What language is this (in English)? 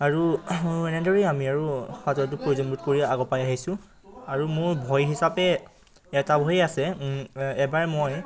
Assamese